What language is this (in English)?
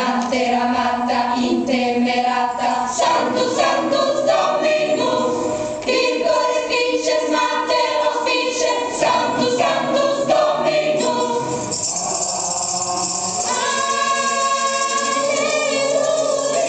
Romanian